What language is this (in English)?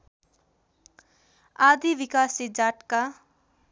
Nepali